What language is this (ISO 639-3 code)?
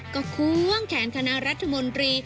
tha